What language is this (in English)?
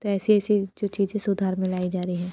Hindi